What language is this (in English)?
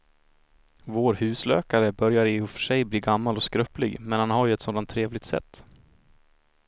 Swedish